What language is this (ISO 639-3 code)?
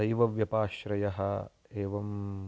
san